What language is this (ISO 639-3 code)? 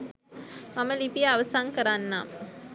sin